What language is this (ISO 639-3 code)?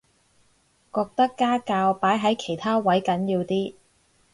yue